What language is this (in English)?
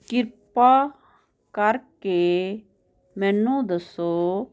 Punjabi